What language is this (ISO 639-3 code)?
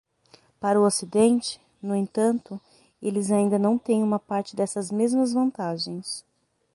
por